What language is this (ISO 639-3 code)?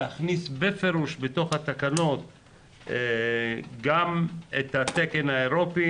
heb